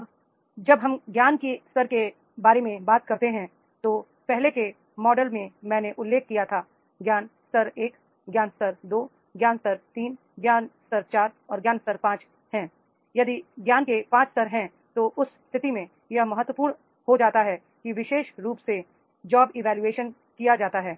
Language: Hindi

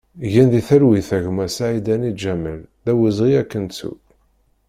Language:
Kabyle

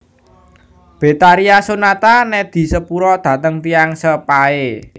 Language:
Javanese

